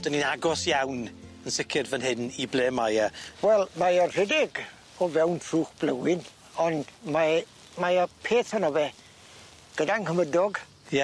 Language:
Welsh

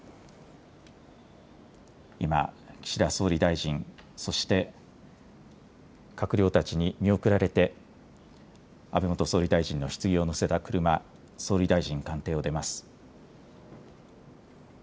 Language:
Japanese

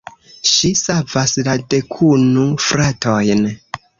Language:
Esperanto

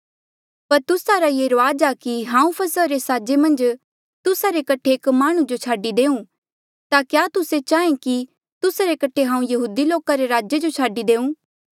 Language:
Mandeali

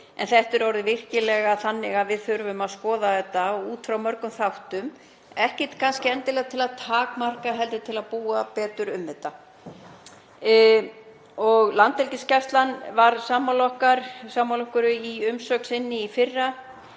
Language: Icelandic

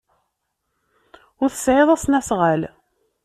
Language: Kabyle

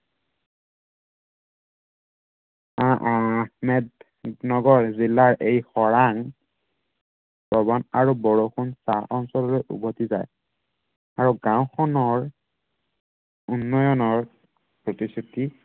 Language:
Assamese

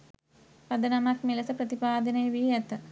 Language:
Sinhala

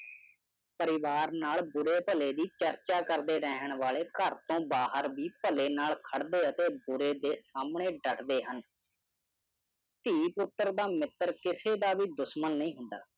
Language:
Punjabi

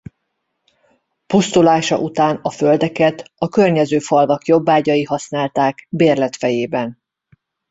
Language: Hungarian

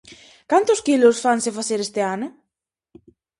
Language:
Galician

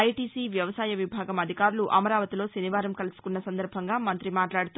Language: Telugu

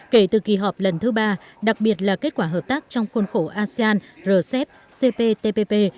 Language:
Vietnamese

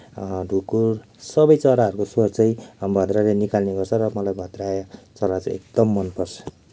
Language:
Nepali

